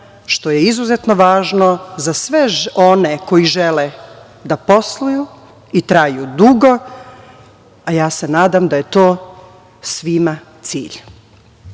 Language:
Serbian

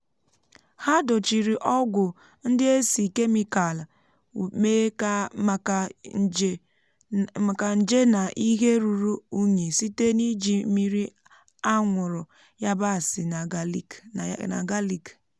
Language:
Igbo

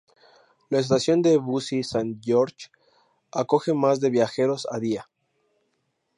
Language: Spanish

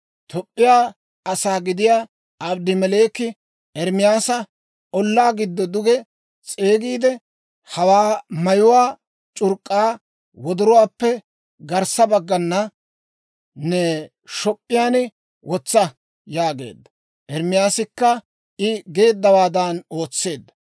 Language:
Dawro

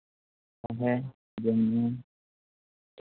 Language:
Santali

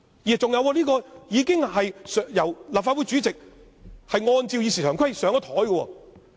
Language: Cantonese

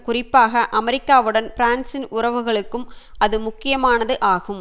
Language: Tamil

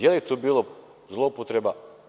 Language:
Serbian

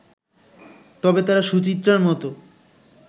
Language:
Bangla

